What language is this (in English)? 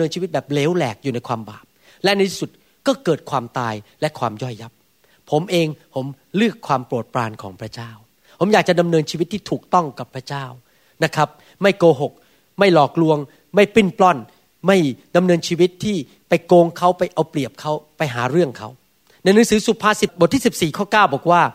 Thai